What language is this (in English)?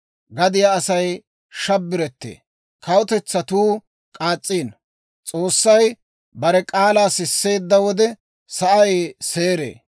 Dawro